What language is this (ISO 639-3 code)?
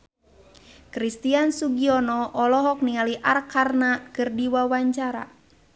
sun